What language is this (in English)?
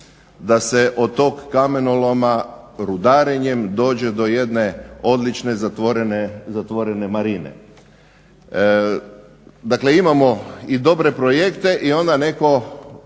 Croatian